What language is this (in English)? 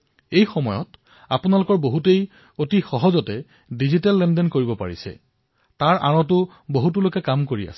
Assamese